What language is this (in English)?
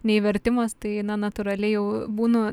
Lithuanian